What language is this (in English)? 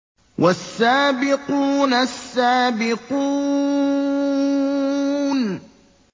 Arabic